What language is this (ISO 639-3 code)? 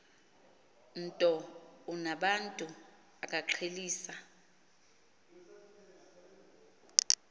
xho